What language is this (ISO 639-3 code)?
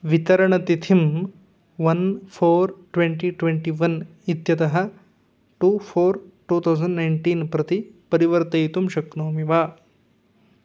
san